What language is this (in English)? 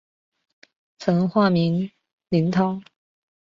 Chinese